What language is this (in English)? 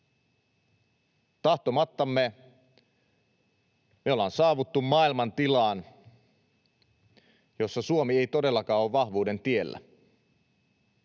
Finnish